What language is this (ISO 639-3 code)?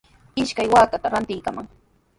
qws